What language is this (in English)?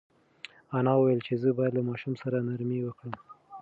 Pashto